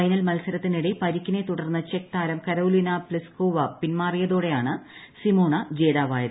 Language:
Malayalam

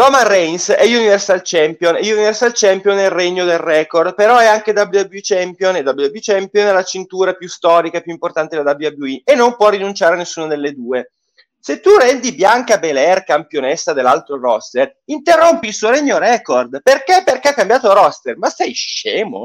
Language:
Italian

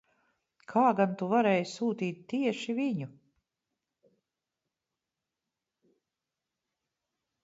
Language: Latvian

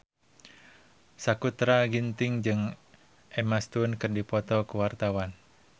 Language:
Sundanese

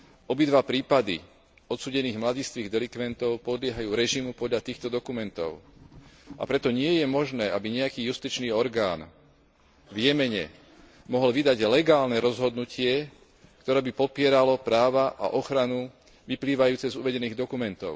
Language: Slovak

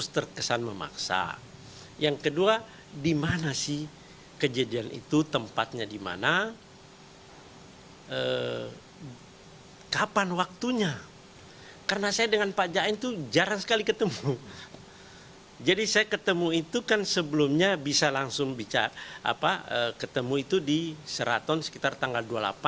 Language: Indonesian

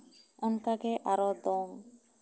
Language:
Santali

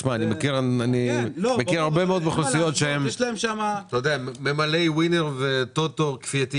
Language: Hebrew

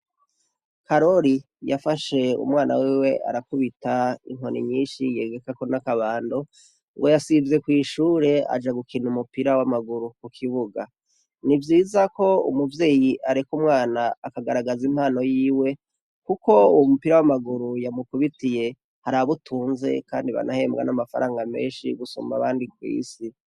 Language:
Rundi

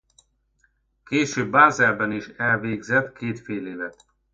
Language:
Hungarian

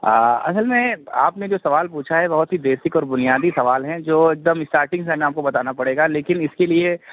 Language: Urdu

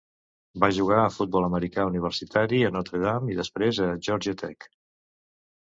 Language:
Catalan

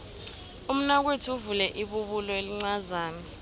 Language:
South Ndebele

